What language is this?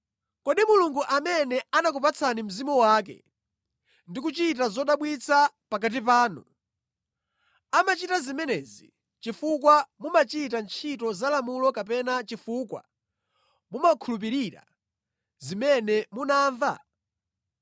Nyanja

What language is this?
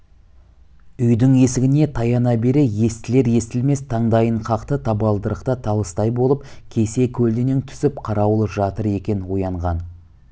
Kazakh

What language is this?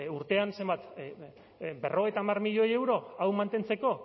Basque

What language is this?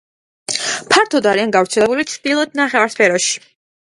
Georgian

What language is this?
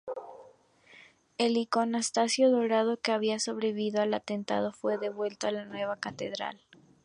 Spanish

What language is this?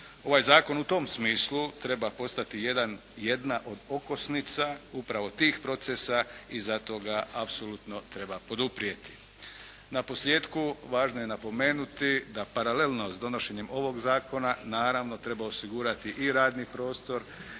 Croatian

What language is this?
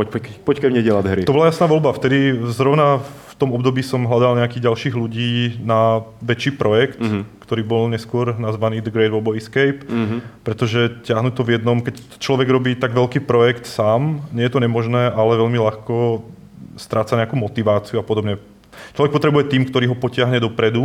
Czech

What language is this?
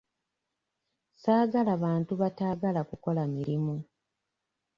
Ganda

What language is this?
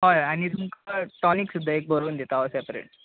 Konkani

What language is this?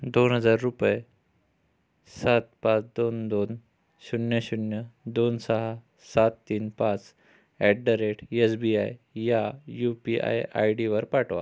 Marathi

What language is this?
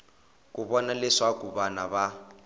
Tsonga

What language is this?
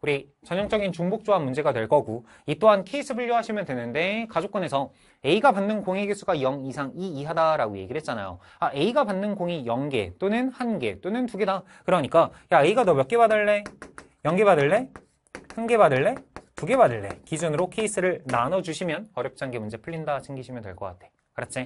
Korean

